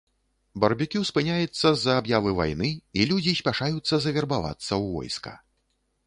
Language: Belarusian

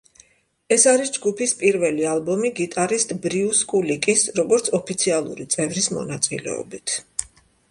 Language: Georgian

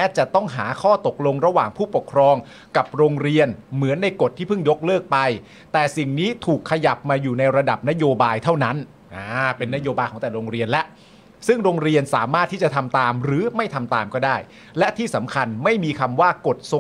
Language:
Thai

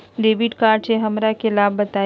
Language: Magahi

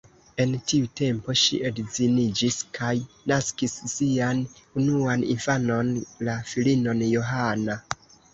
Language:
Esperanto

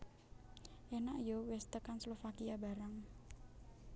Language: Javanese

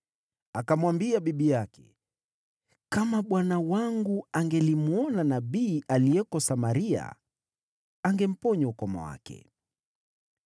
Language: Swahili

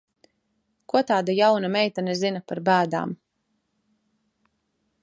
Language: Latvian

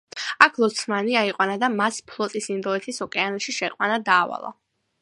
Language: Georgian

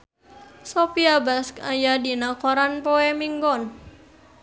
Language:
Sundanese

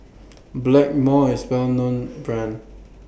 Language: English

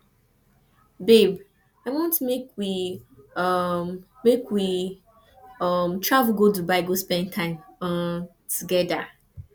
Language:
Nigerian Pidgin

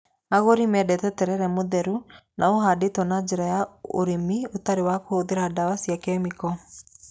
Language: Kikuyu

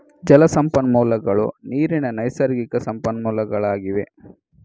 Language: Kannada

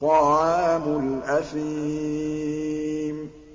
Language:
Arabic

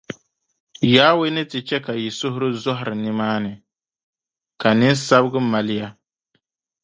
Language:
Dagbani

